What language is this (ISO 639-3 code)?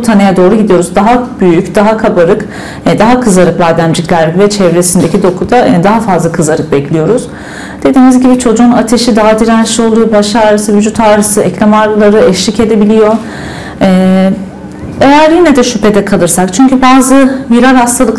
tur